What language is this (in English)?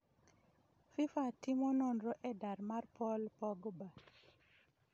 Luo (Kenya and Tanzania)